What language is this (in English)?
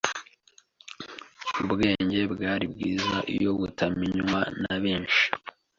Kinyarwanda